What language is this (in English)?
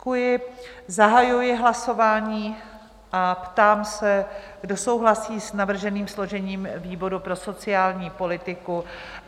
Czech